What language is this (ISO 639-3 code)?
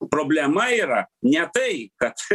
lit